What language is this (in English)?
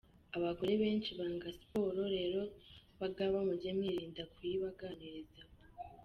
Kinyarwanda